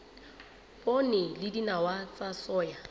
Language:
Southern Sotho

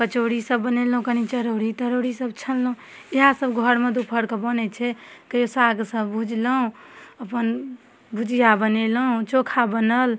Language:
Maithili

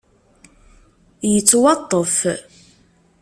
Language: Kabyle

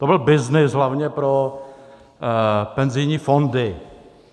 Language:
Czech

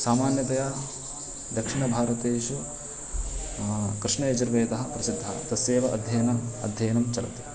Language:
Sanskrit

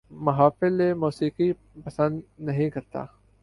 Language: Urdu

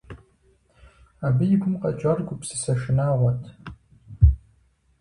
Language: Kabardian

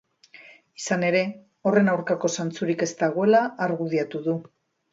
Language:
Basque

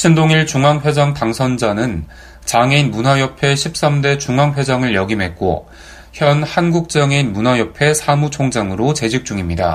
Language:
Korean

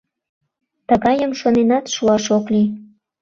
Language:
Mari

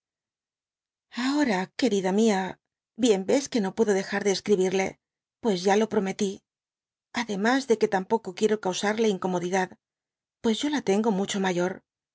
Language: Spanish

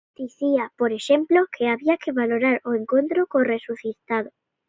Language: Galician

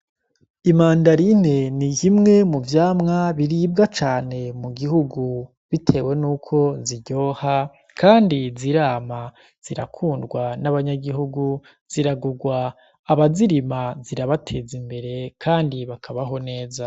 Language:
Rundi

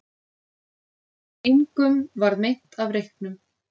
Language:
Icelandic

